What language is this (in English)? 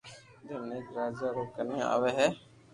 Loarki